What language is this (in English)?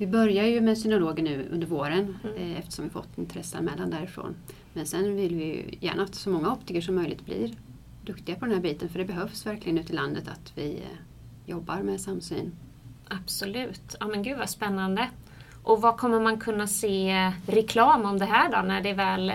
Swedish